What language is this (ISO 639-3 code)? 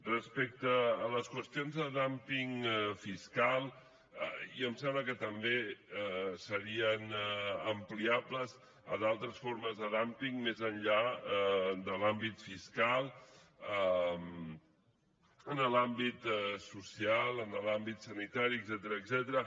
cat